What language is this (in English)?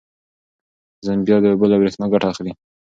Pashto